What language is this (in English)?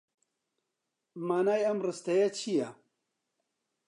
Central Kurdish